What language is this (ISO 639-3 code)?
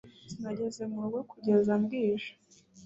kin